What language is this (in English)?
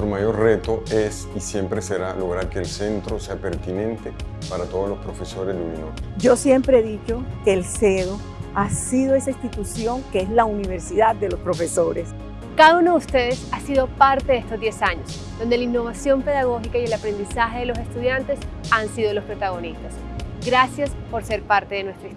Spanish